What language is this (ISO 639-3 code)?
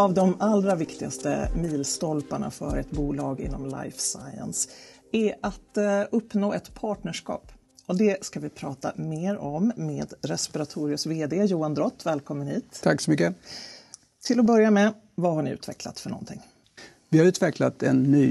swe